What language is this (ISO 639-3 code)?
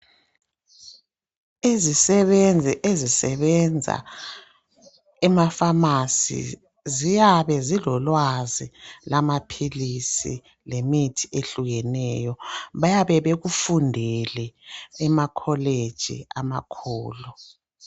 nde